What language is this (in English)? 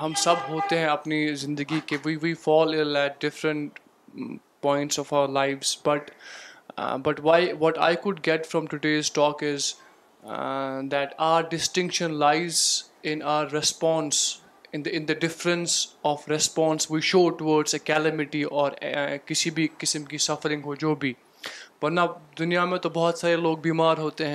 Urdu